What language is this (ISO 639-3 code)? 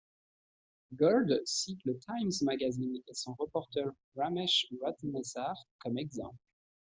fra